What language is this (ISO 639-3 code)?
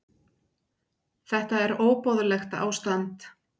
isl